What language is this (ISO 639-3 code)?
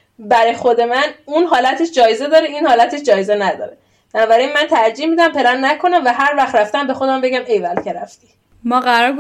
fas